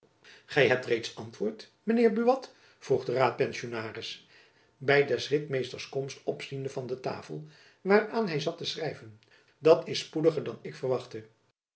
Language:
Dutch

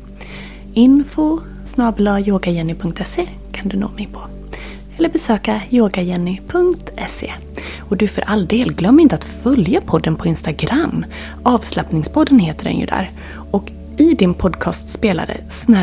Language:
Swedish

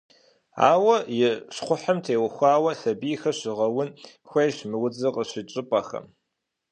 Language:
Kabardian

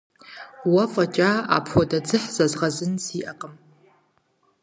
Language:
Kabardian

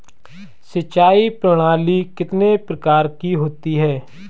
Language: Hindi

